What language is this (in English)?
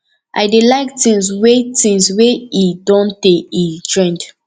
Nigerian Pidgin